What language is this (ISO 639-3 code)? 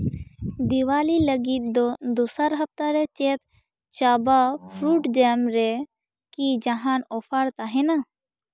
sat